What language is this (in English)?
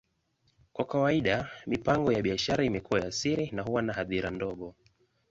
Swahili